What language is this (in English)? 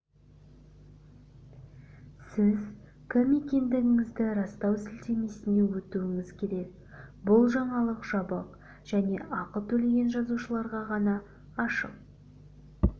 Kazakh